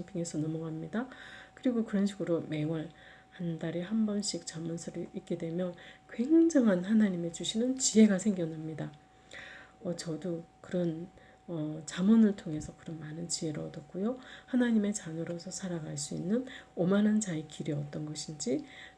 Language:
Korean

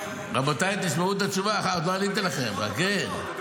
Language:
Hebrew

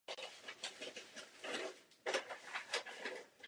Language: Czech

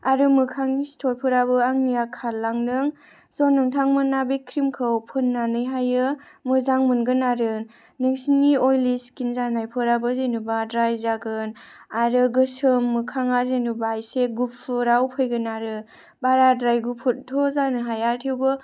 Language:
Bodo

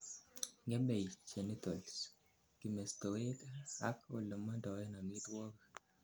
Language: Kalenjin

